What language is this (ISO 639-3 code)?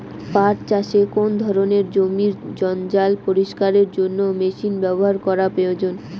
ben